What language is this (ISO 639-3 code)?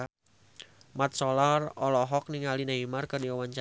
sun